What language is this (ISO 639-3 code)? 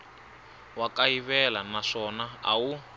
tso